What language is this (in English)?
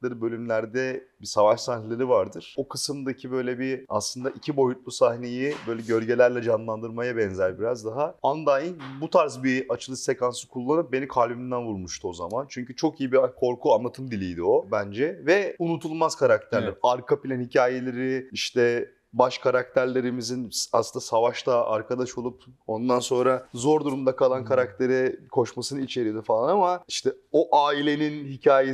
Turkish